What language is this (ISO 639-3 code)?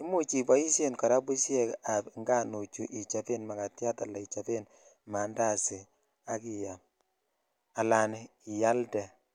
kln